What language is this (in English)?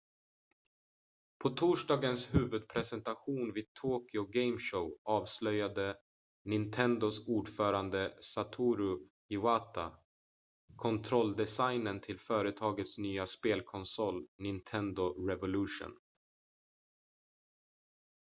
Swedish